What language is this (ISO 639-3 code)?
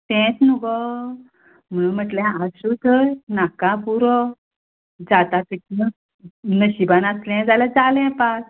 kok